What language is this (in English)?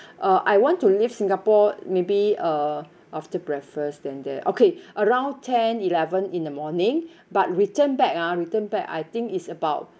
English